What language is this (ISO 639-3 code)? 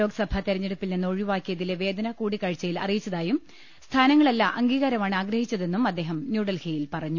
mal